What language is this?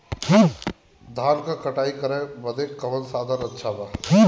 Bhojpuri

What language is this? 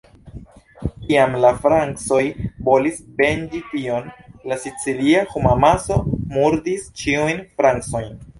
Esperanto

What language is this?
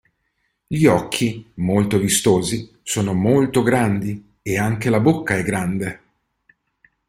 Italian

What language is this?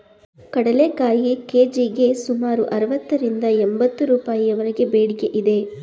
Kannada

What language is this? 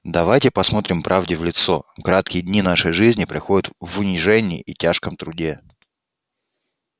Russian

